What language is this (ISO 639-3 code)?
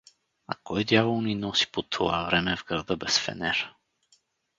bul